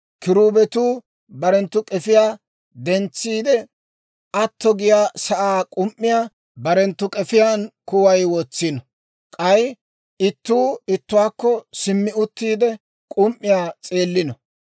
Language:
Dawro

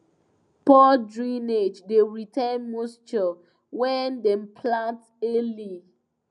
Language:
Nigerian Pidgin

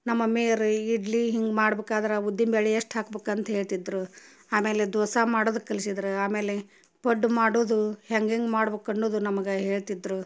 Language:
Kannada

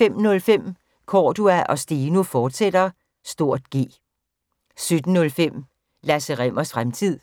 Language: Danish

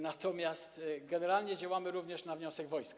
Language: Polish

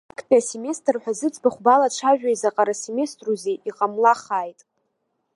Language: Abkhazian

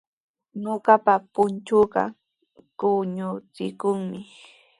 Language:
Sihuas Ancash Quechua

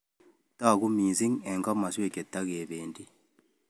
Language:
Kalenjin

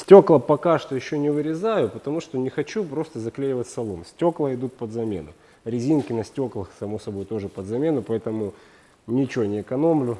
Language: Russian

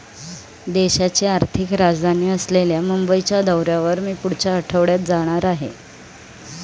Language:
Marathi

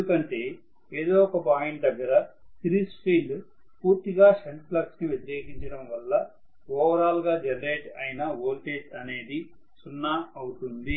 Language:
Telugu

